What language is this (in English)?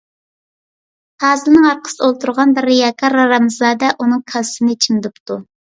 Uyghur